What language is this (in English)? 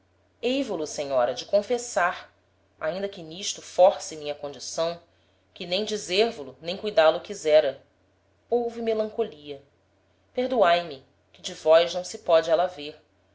Portuguese